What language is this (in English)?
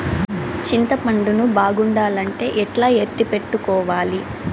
Telugu